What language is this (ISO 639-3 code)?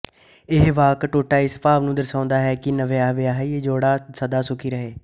pan